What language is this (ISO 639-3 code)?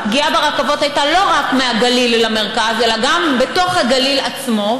heb